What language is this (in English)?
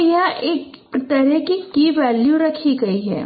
Hindi